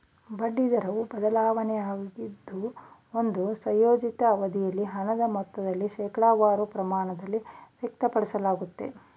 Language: Kannada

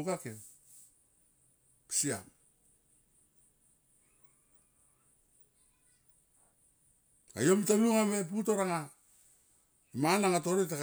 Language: Tomoip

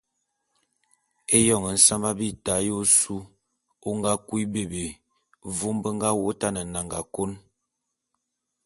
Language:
Bulu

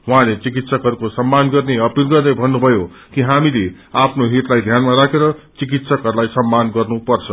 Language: Nepali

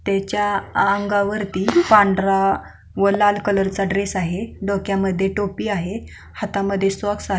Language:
Marathi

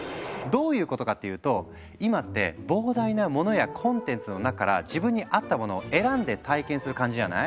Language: Japanese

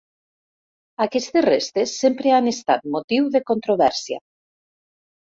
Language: Catalan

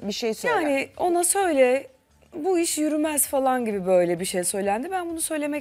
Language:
Turkish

